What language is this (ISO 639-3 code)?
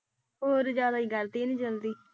pan